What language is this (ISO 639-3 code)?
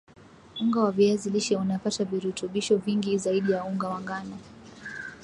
swa